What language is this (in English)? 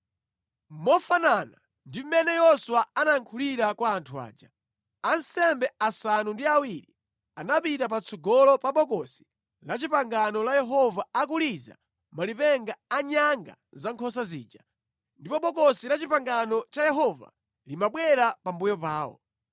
Nyanja